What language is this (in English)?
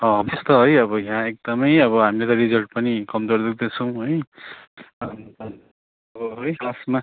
Nepali